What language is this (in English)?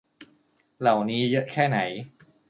Thai